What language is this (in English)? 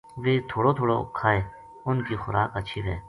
Gujari